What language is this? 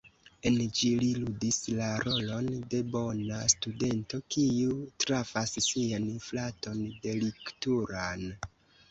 Esperanto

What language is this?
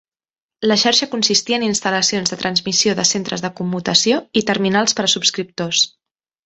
Catalan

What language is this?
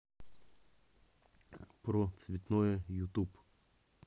Russian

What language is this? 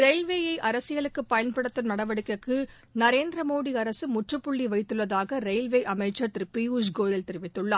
Tamil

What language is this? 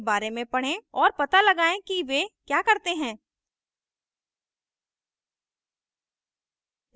Hindi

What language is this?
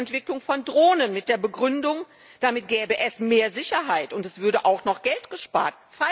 German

